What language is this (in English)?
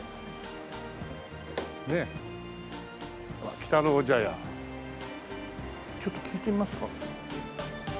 Japanese